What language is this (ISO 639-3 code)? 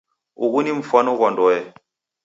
dav